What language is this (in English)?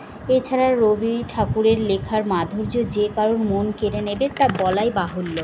Bangla